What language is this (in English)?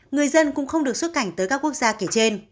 Vietnamese